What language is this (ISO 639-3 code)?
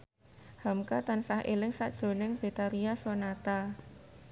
jav